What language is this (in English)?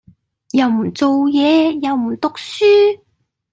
Cantonese